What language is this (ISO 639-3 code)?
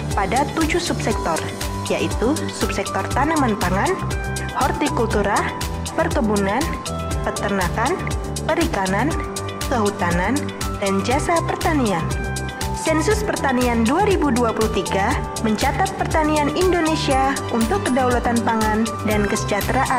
ind